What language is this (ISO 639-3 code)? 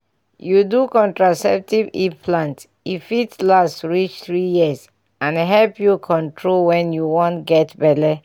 pcm